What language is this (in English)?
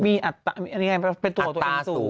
Thai